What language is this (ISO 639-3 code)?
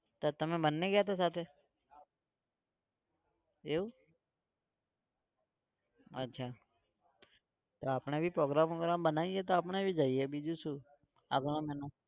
guj